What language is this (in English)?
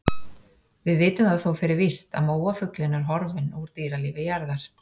Icelandic